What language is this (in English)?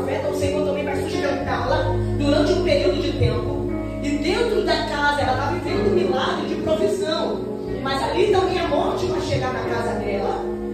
Portuguese